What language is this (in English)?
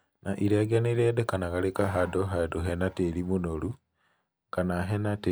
Kikuyu